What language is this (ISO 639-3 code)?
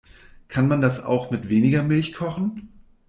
deu